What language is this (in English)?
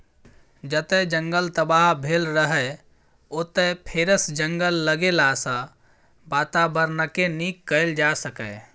Maithili